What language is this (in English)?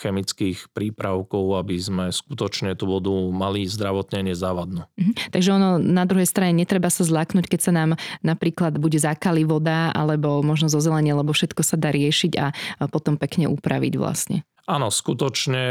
Slovak